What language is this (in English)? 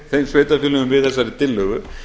Icelandic